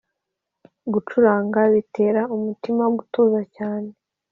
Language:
Kinyarwanda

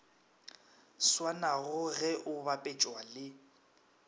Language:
Northern Sotho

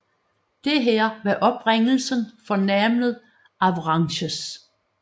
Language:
Danish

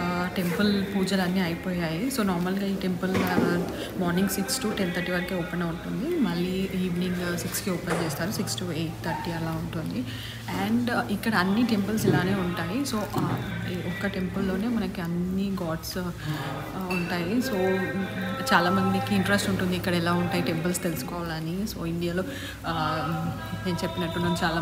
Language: Indonesian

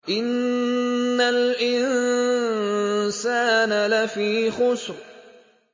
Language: Arabic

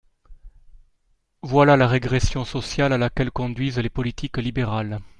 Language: French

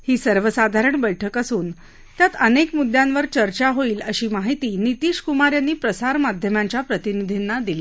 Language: Marathi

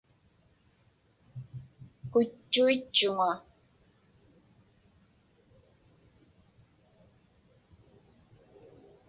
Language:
Inupiaq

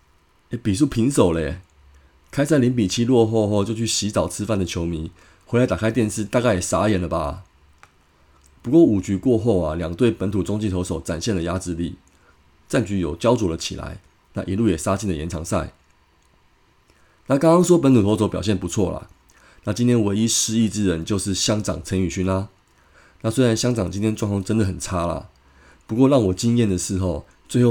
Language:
Chinese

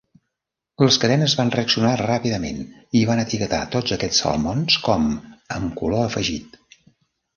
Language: Catalan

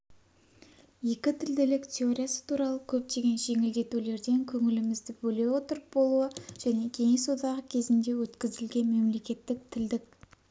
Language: Kazakh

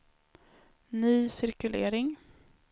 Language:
Swedish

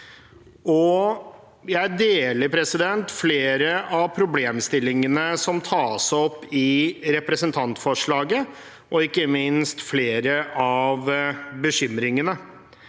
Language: Norwegian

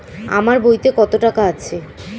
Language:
Bangla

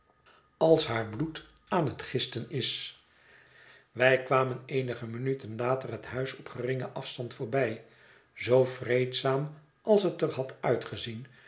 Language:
Dutch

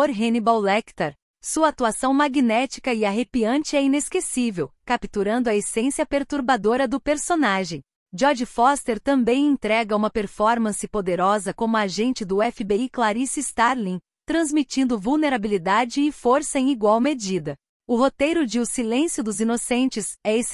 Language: Portuguese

